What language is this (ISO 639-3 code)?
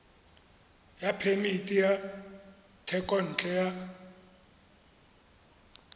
tsn